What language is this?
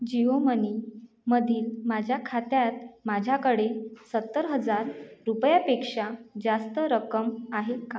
Marathi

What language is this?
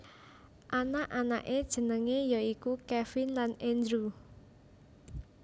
Javanese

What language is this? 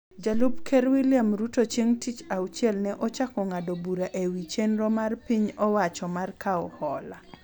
Luo (Kenya and Tanzania)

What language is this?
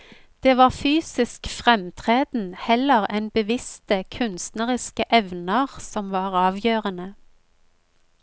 Norwegian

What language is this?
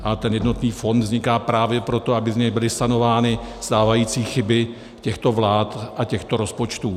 Czech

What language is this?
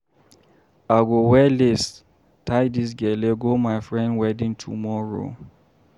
Nigerian Pidgin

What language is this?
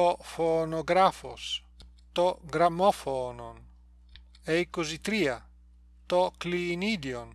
Greek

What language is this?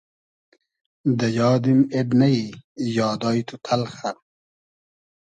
Hazaragi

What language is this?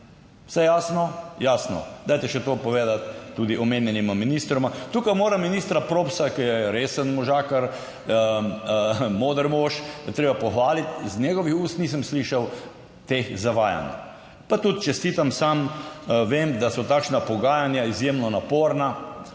Slovenian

